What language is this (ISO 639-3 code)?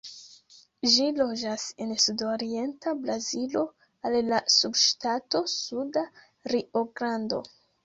epo